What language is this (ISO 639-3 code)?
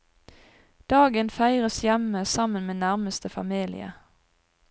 nor